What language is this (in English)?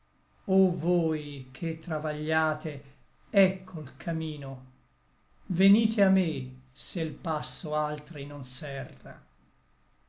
Italian